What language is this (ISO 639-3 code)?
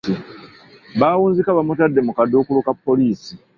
lug